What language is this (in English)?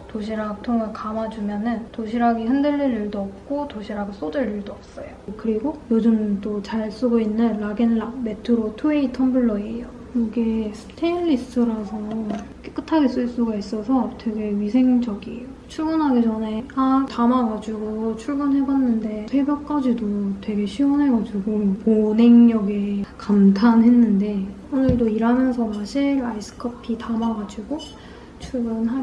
Korean